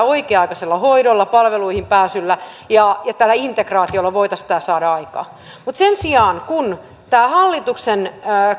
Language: Finnish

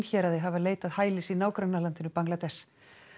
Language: Icelandic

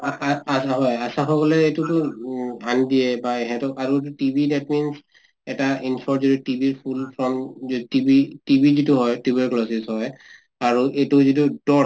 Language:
Assamese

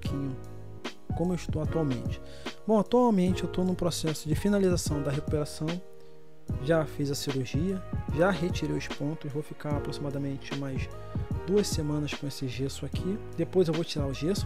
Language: Portuguese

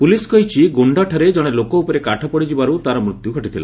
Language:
Odia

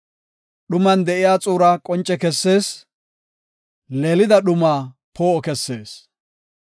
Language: Gofa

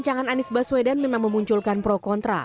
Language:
Indonesian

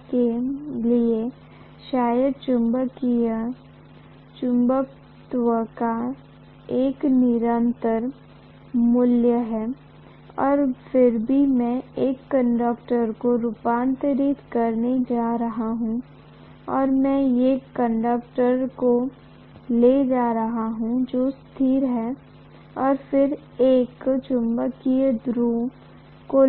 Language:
Hindi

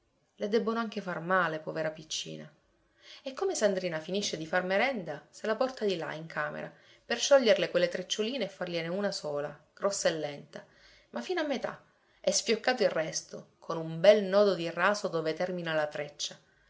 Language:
Italian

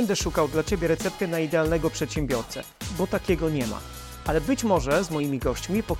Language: Polish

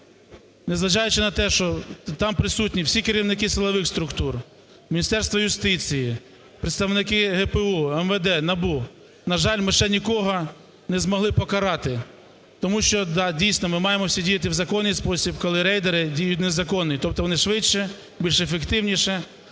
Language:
Ukrainian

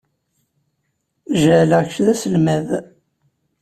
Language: Kabyle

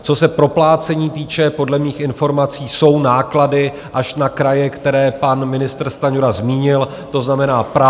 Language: Czech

